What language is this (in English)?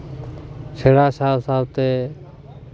Santali